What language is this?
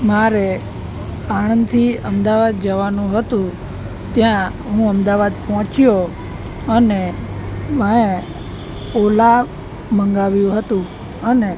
Gujarati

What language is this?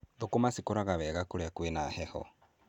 Kikuyu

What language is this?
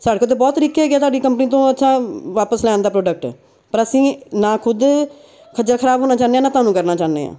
Punjabi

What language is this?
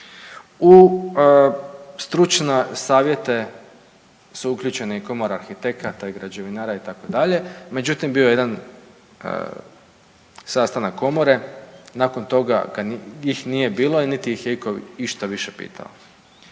Croatian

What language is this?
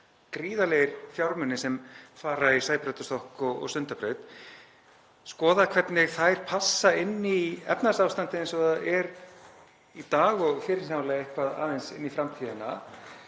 Icelandic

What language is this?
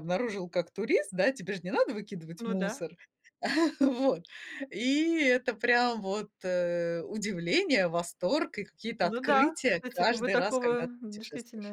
Russian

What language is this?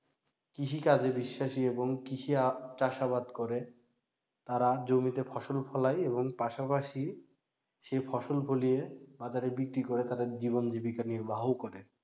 Bangla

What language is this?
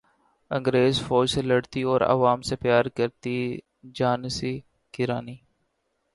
Urdu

